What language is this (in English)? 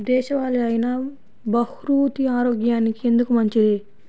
Telugu